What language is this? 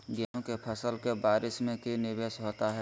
Magahi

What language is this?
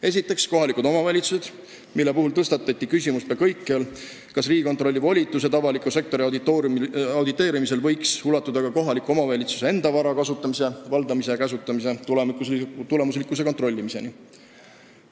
Estonian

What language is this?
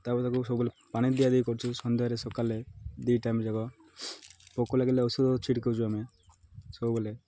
Odia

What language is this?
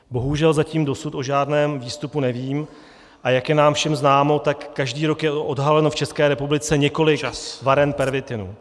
Czech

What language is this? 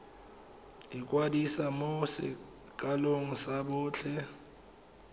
Tswana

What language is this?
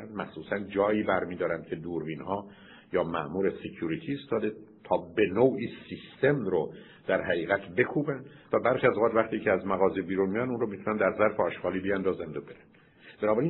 Persian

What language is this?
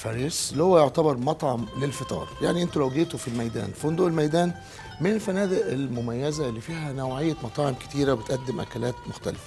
Arabic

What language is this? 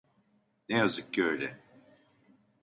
Turkish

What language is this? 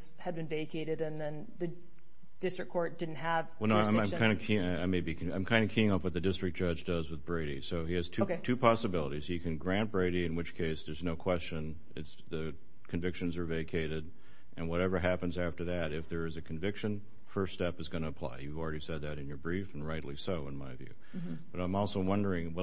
English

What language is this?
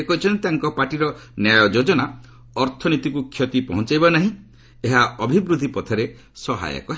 Odia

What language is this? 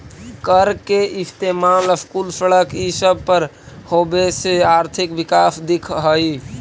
Magahi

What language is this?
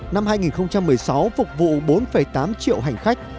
Vietnamese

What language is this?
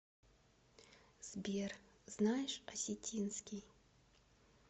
Russian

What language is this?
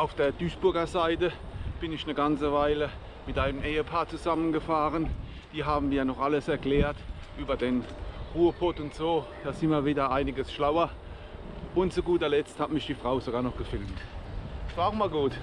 German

